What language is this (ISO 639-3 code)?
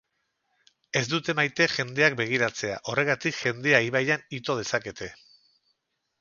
eus